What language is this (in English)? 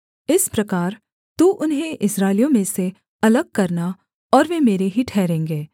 Hindi